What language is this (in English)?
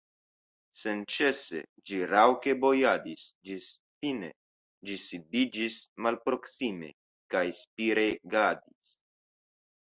Esperanto